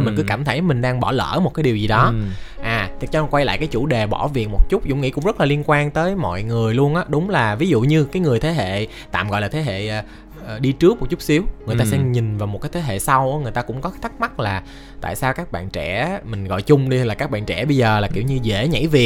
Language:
Vietnamese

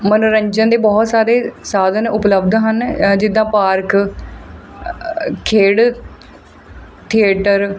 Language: Punjabi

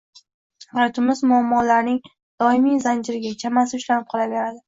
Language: Uzbek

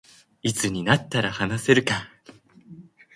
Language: Japanese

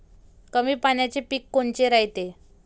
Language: Marathi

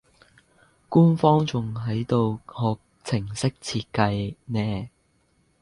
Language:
Cantonese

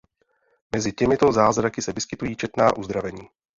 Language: Czech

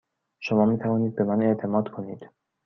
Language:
Persian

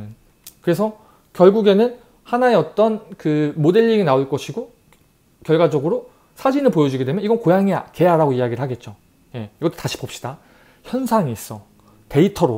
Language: Korean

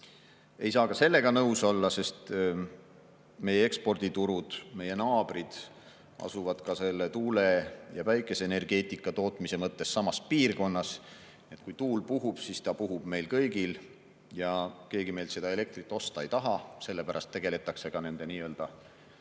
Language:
Estonian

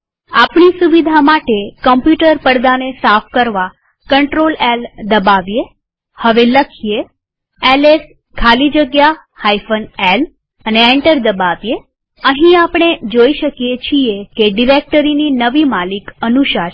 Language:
Gujarati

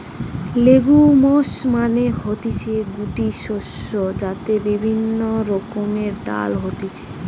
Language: Bangla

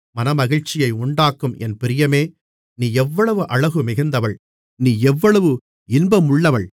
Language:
Tamil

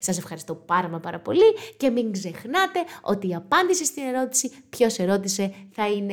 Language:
Greek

